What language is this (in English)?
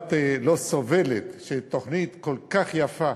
Hebrew